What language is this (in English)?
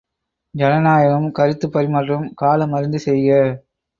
Tamil